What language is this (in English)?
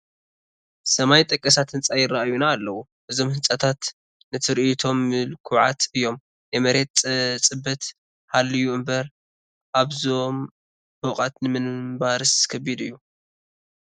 Tigrinya